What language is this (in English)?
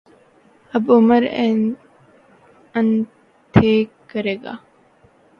Urdu